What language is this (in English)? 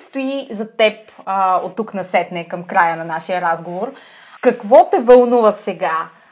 Bulgarian